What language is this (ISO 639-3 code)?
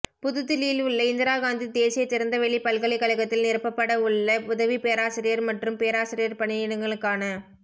tam